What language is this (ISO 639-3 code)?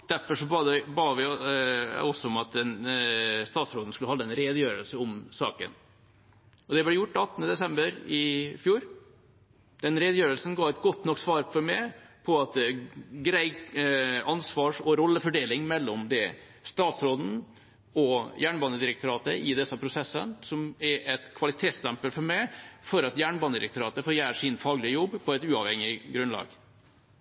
nob